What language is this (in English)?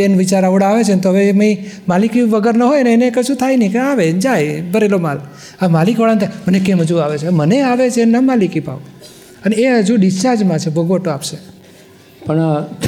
Gujarati